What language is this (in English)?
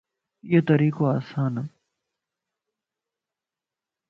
Lasi